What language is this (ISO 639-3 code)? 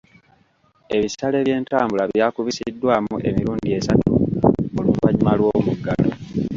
lug